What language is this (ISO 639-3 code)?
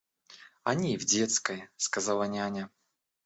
rus